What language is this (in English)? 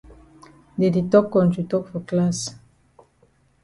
Cameroon Pidgin